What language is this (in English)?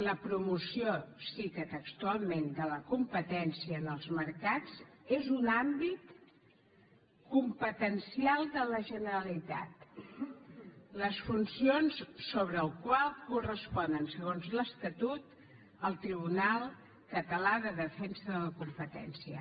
Catalan